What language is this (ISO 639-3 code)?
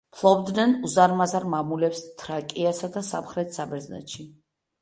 kat